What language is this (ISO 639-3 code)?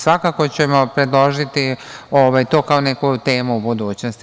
srp